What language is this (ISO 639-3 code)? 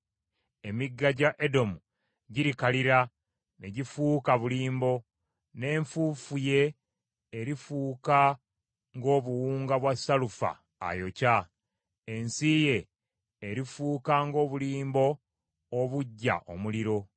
lug